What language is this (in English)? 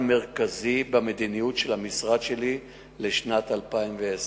Hebrew